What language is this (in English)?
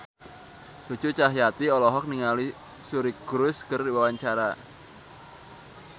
Sundanese